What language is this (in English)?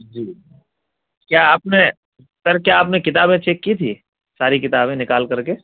Urdu